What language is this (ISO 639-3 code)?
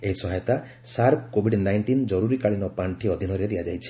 ori